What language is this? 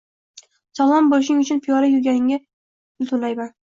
Uzbek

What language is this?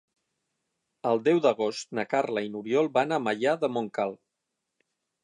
Catalan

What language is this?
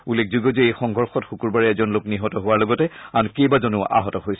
Assamese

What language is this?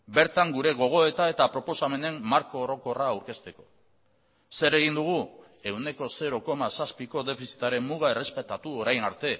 Basque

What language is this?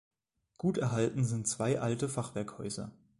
German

